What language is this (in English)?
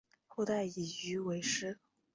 Chinese